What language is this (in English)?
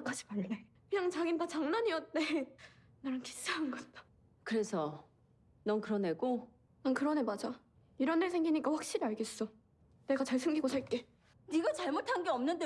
Korean